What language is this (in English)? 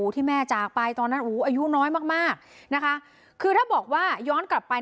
Thai